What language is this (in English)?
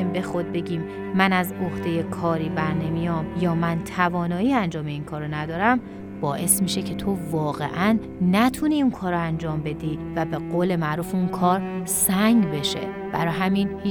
Persian